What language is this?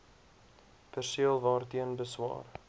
Afrikaans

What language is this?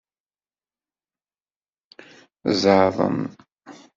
Kabyle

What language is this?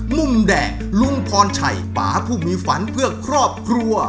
Thai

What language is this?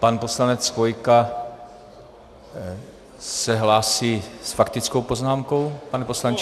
Czech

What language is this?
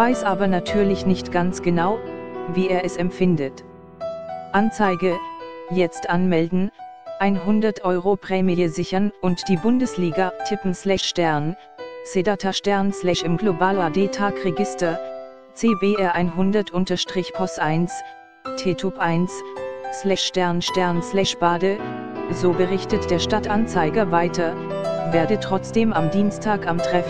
German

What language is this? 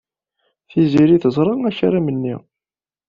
Kabyle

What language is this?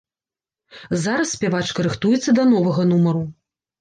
Belarusian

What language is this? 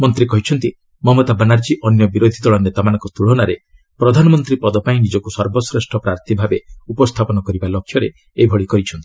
Odia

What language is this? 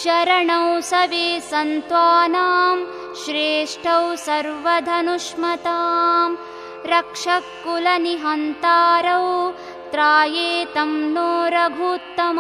Hindi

